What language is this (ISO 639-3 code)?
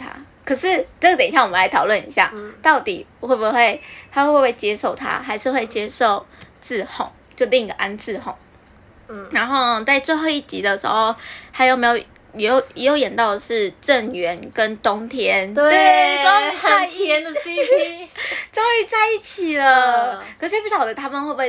zho